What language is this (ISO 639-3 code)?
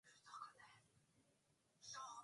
swa